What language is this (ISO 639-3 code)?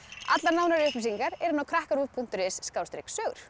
isl